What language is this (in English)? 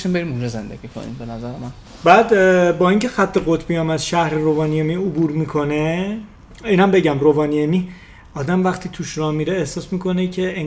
Persian